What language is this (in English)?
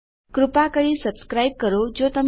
Gujarati